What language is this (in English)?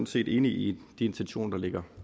Danish